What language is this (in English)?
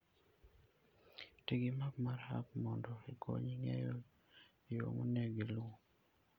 Luo (Kenya and Tanzania)